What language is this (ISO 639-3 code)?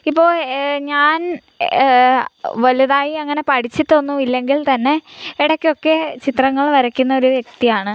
mal